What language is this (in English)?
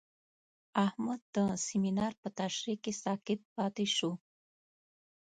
Pashto